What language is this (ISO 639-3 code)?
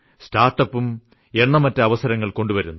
mal